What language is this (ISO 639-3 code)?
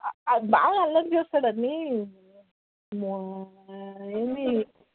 tel